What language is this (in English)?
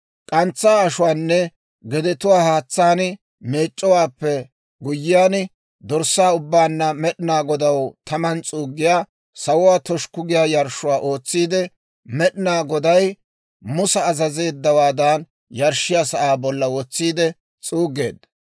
Dawro